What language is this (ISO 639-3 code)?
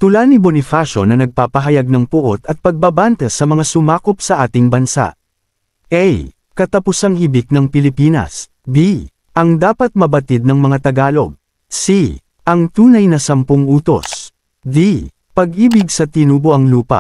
fil